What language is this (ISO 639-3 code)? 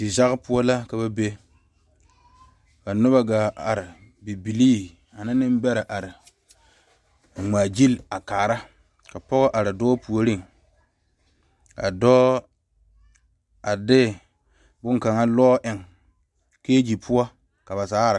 dga